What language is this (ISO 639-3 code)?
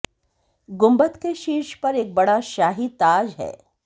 hin